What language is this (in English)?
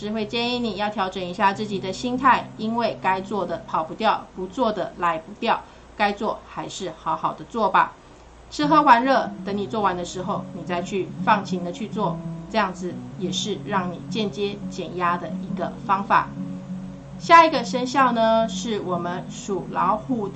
Chinese